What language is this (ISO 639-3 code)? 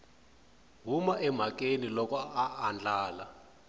tso